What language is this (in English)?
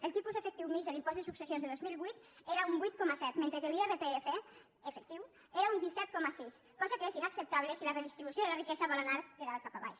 Catalan